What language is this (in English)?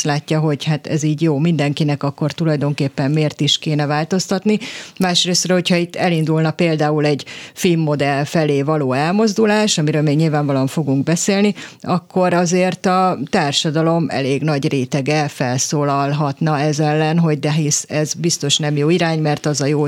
Hungarian